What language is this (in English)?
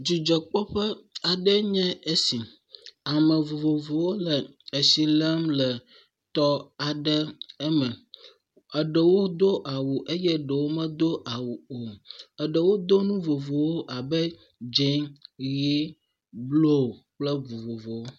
Ewe